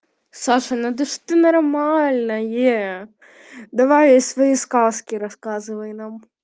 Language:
Russian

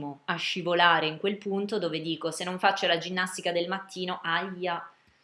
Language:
Italian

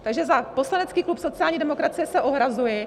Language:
Czech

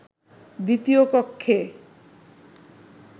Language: Bangla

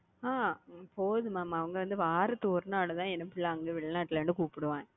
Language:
Tamil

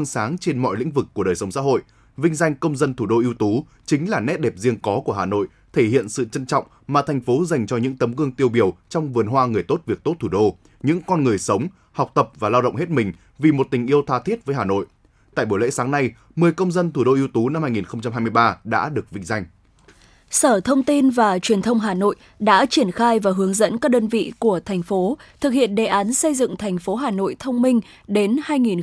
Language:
Vietnamese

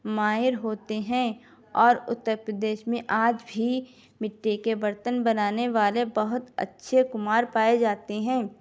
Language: Urdu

